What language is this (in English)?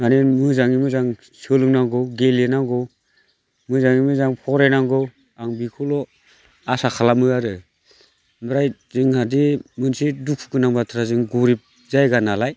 Bodo